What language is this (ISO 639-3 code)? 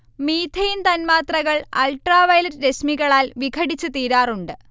mal